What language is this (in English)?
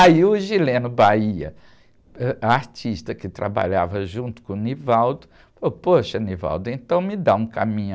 Portuguese